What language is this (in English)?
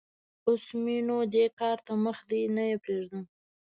Pashto